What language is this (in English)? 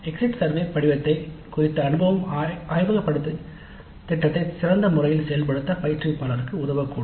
Tamil